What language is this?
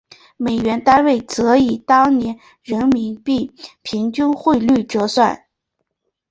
Chinese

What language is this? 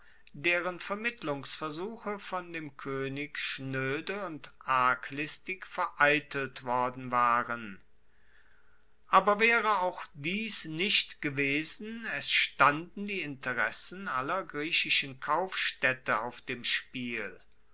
German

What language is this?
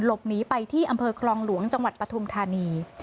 Thai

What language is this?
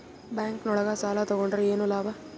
Kannada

